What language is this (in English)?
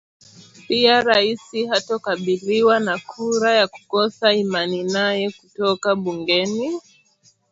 Swahili